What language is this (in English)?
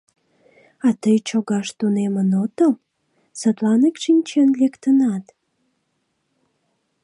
Mari